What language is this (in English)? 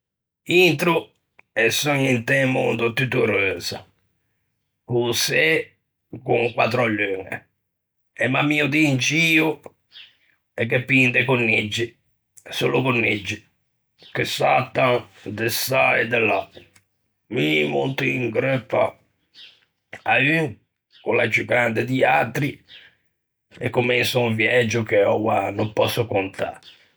Ligurian